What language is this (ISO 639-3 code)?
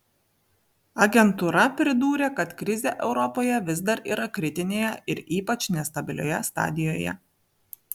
lit